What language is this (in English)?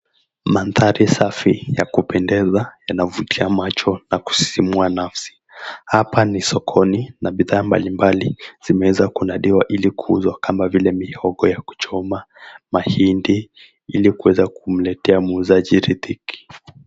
Swahili